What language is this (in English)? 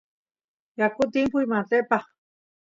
Santiago del Estero Quichua